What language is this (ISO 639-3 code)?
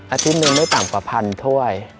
tha